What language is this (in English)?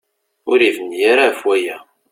Kabyle